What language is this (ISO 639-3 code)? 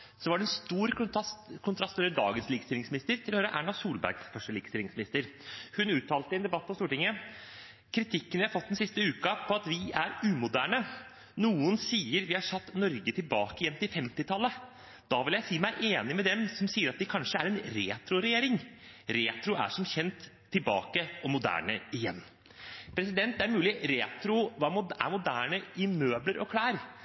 nob